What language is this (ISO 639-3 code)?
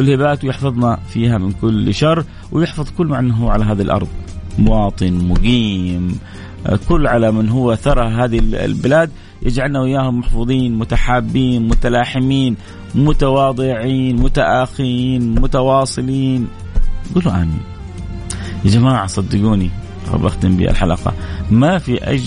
ara